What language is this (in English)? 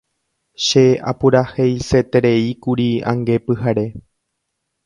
Guarani